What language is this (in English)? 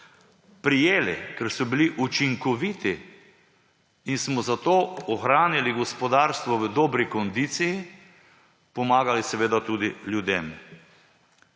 Slovenian